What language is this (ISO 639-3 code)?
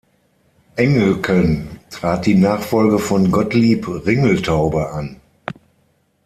deu